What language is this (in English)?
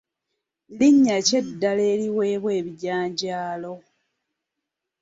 Ganda